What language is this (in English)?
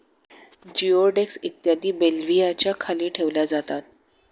Marathi